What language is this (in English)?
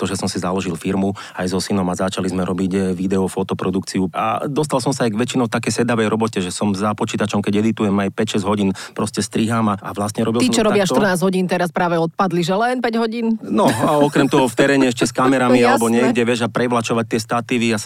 Slovak